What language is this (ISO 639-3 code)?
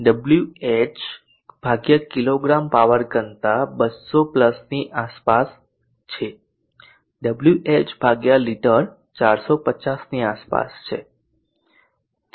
guj